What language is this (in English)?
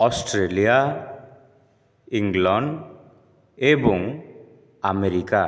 Odia